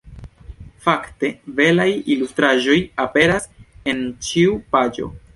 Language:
Esperanto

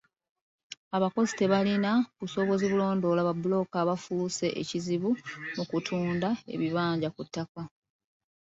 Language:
Ganda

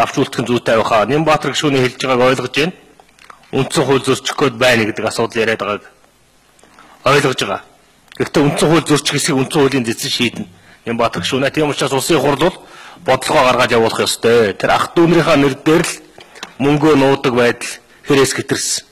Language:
Arabic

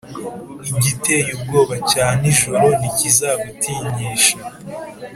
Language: Kinyarwanda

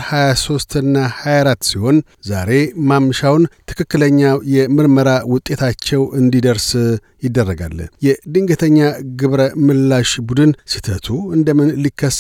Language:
Amharic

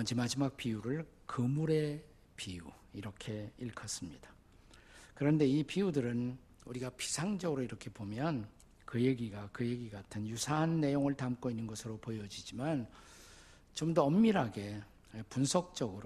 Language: Korean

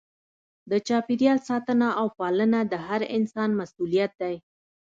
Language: Pashto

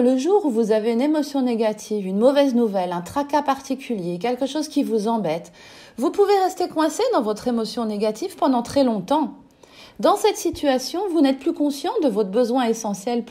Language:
French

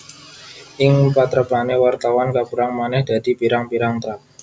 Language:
Javanese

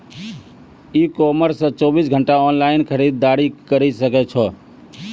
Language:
Maithili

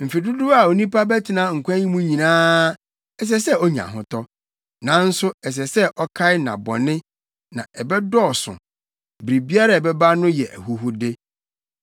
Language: Akan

